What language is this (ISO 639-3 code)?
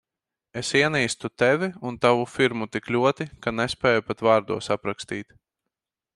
lav